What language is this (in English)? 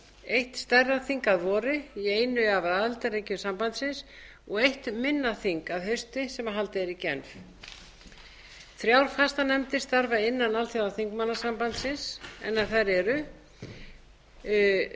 Icelandic